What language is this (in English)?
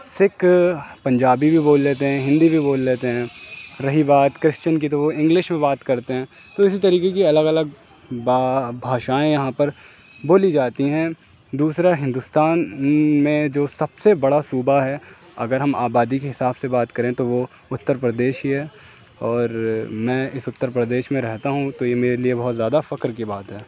Urdu